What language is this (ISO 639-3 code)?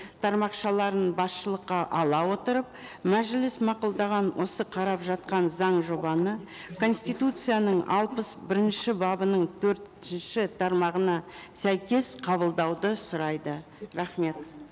kaz